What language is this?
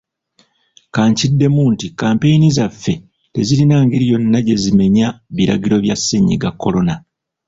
Ganda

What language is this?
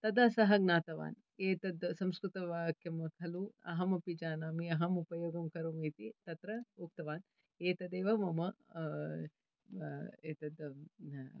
Sanskrit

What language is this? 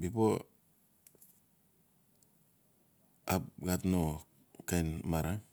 Notsi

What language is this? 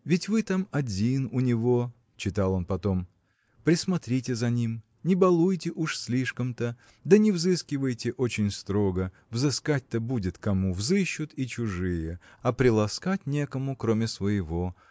Russian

